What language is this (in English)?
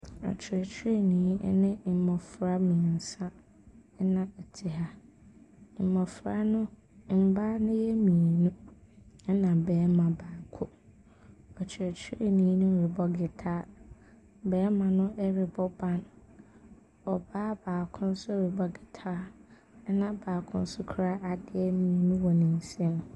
Akan